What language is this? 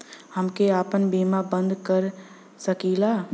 Bhojpuri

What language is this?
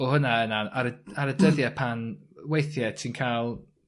Welsh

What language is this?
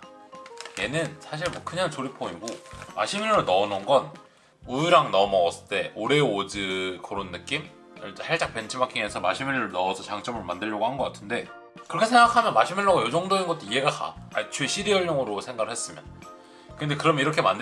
Korean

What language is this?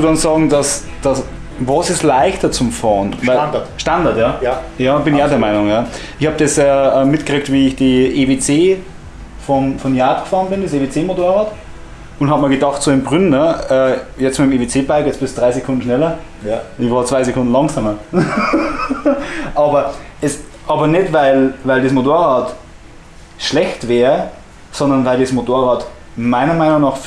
German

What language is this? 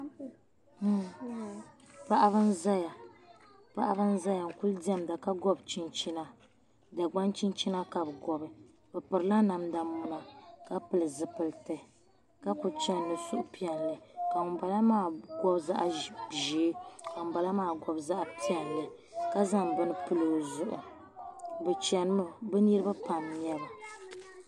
Dagbani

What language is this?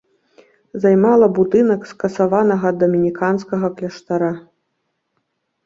Belarusian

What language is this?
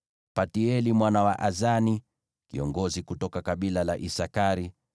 Swahili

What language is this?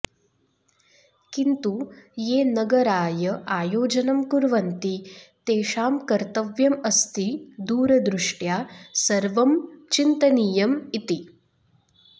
Sanskrit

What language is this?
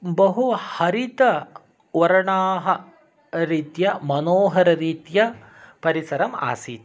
Sanskrit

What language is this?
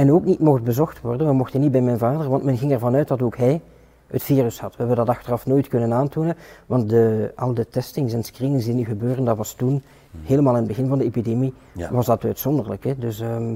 Dutch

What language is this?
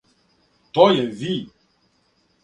Serbian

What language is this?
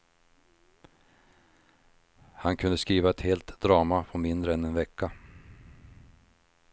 Swedish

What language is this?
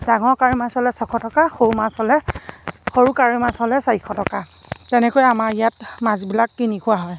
Assamese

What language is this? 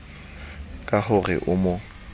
Southern Sotho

